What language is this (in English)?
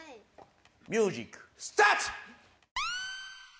Japanese